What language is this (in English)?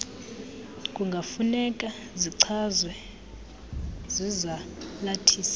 Xhosa